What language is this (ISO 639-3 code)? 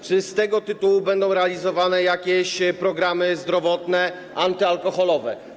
pol